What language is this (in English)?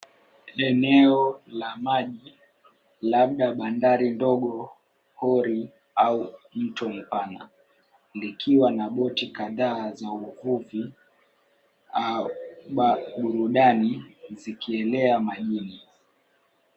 Swahili